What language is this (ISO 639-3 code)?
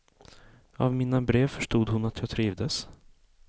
swe